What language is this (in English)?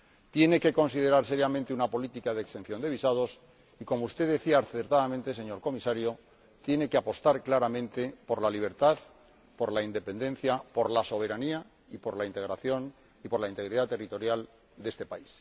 Spanish